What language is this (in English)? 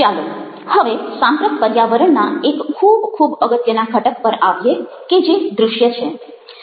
Gujarati